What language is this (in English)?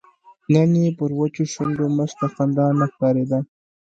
Pashto